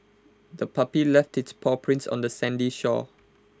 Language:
English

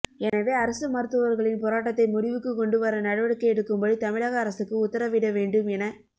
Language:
Tamil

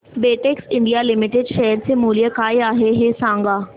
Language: Marathi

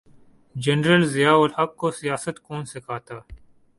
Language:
Urdu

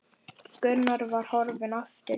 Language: Icelandic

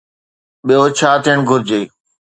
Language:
Sindhi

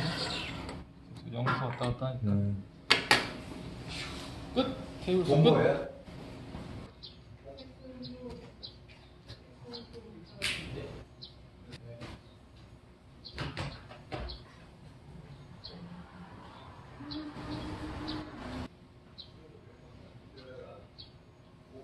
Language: Korean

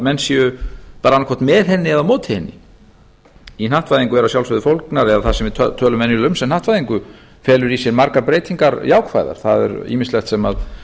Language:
Icelandic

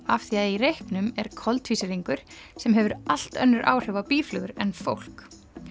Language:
Icelandic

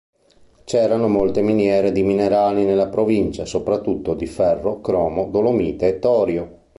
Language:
Italian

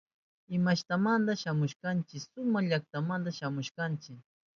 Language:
Southern Pastaza Quechua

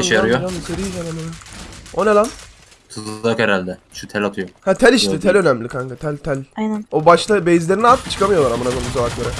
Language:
Turkish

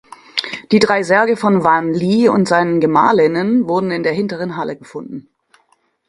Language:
German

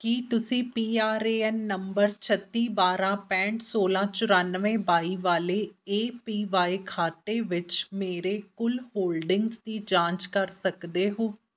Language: Punjabi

